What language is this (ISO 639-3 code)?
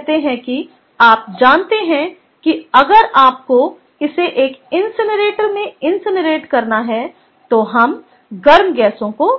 hin